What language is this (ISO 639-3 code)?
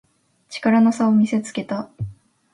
jpn